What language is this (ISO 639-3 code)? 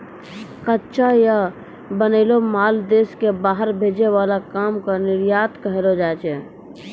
mai